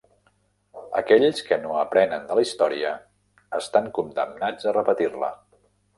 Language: Catalan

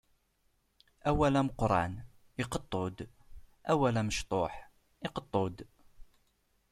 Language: Kabyle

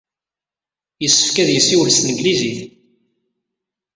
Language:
Kabyle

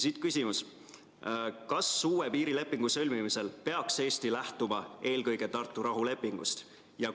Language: Estonian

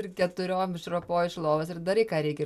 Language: Lithuanian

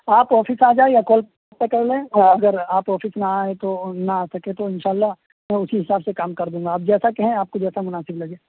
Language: Urdu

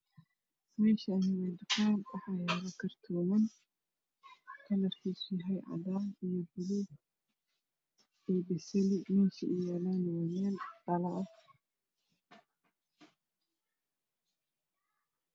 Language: Somali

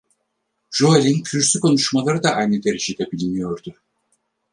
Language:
Turkish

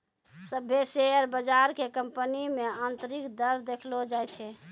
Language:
Maithili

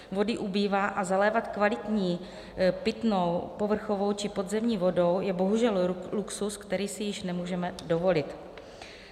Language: Czech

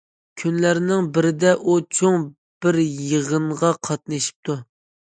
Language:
Uyghur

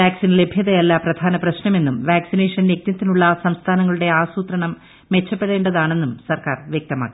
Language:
Malayalam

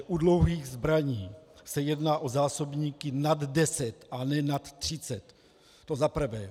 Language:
Czech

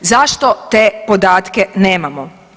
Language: Croatian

